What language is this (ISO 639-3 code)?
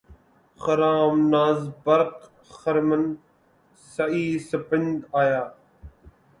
urd